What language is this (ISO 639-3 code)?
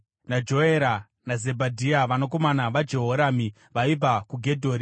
sna